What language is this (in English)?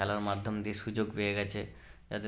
Bangla